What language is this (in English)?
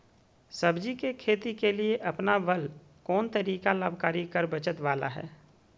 Magahi